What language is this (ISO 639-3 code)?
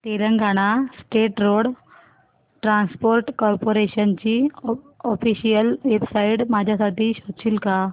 mar